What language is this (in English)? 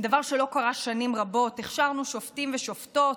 Hebrew